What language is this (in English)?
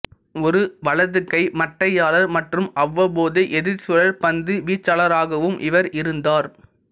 Tamil